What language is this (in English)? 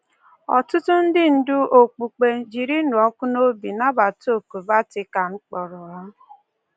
Igbo